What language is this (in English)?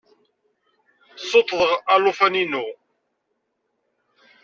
Kabyle